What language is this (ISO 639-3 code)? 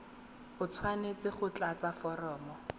tsn